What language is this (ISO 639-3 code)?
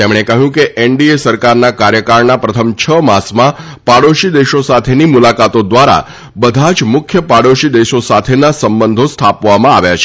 guj